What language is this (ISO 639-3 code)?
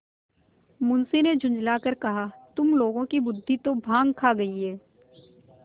hin